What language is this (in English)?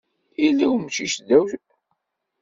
Kabyle